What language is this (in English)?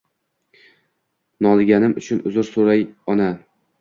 Uzbek